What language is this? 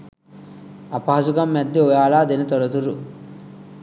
Sinhala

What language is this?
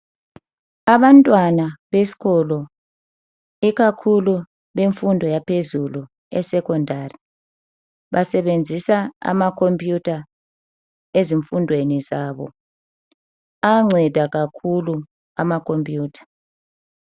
North Ndebele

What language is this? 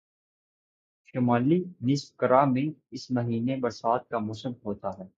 Urdu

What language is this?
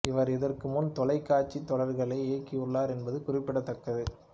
Tamil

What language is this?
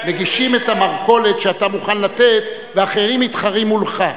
Hebrew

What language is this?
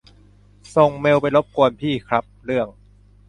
Thai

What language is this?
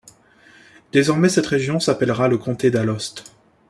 French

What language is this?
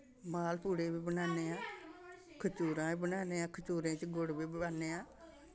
Dogri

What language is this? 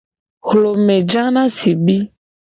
Gen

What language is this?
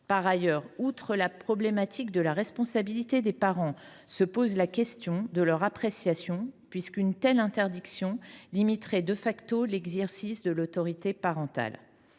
French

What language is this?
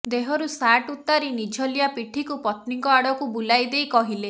Odia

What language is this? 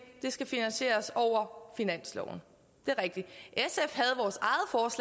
Danish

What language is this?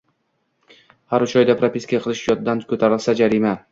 Uzbek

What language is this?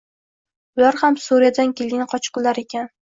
Uzbek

